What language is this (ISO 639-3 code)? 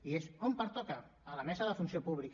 cat